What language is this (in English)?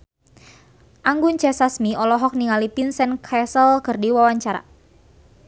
Sundanese